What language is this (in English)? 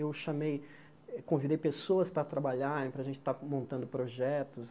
Portuguese